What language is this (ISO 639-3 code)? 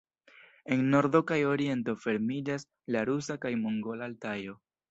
epo